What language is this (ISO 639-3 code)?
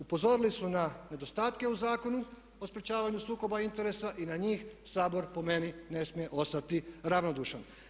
hrv